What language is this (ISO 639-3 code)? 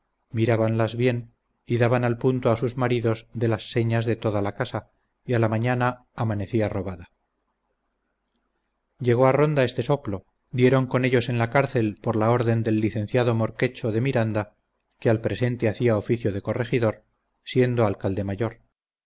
spa